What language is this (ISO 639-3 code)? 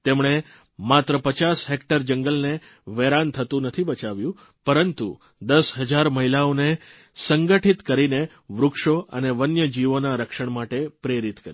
guj